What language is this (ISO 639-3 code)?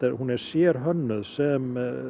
isl